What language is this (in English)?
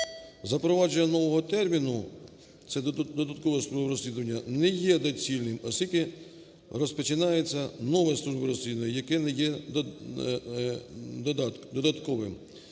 Ukrainian